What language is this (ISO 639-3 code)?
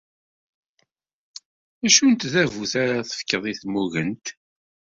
kab